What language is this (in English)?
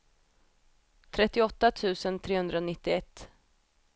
Swedish